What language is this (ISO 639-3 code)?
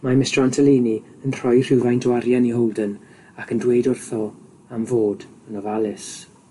cym